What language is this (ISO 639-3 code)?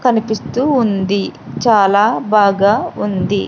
tel